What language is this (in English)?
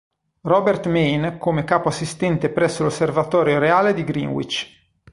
Italian